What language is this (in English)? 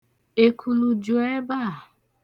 Igbo